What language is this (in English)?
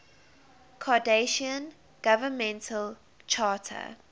English